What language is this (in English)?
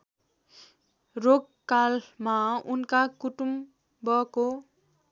Nepali